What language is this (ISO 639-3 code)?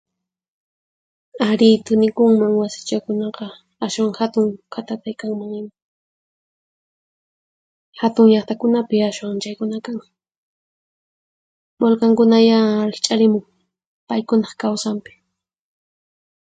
qxp